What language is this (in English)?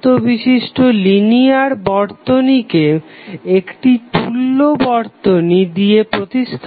Bangla